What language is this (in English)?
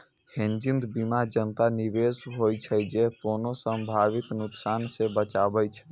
Maithili